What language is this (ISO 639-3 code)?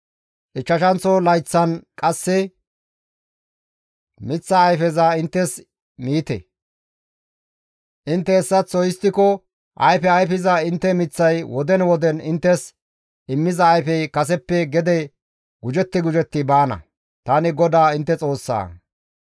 gmv